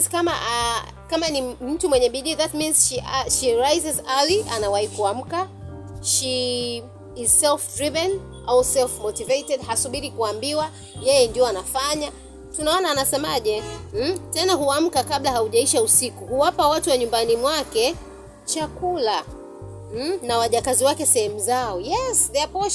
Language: Swahili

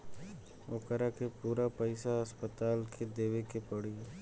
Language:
Bhojpuri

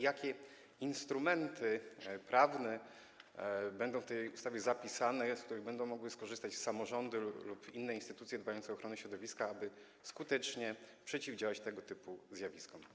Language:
Polish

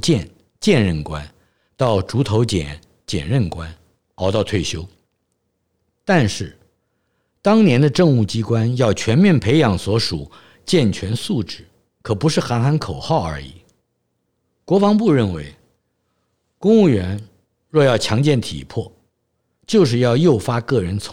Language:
Chinese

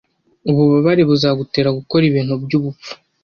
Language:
Kinyarwanda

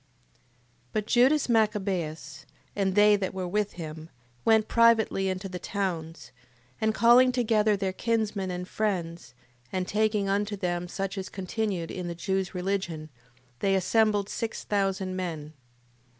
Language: English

